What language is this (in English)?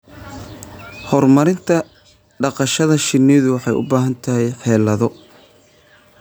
Somali